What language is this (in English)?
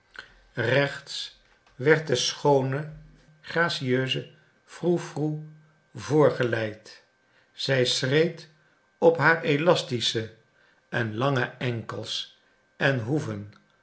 Dutch